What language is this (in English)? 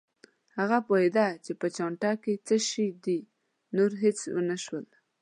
Pashto